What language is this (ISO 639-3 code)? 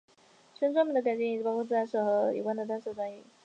zho